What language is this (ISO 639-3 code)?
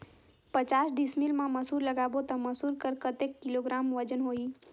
hne